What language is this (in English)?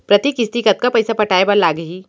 Chhattisgarhi